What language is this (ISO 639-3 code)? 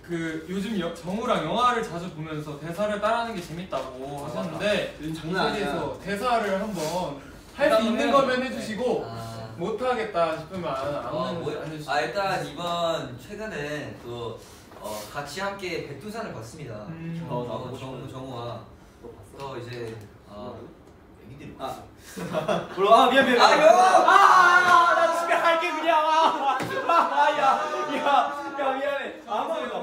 kor